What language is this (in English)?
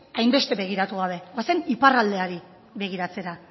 Basque